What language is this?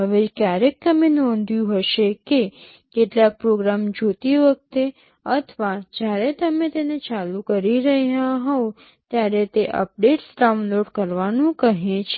Gujarati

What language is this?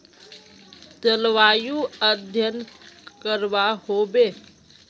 Magahi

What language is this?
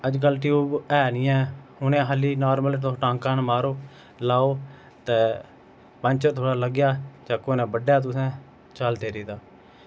Dogri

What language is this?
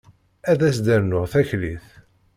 Kabyle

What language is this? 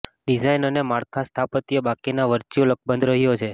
Gujarati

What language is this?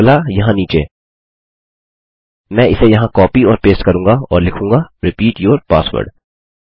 Hindi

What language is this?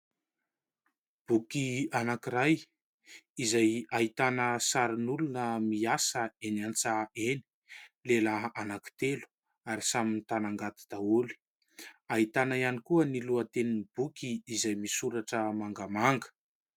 Malagasy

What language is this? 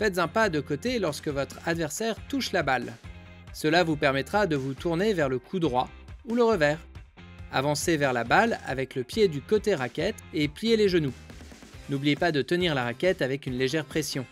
French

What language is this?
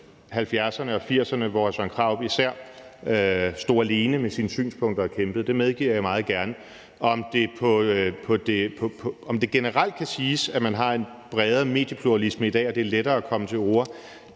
Danish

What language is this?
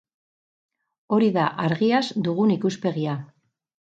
Basque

